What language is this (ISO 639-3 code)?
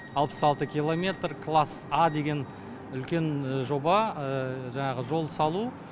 kaz